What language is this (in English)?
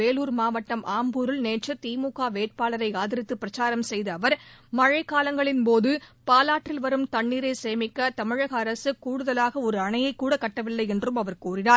Tamil